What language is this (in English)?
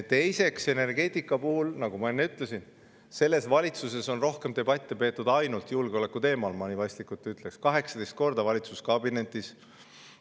Estonian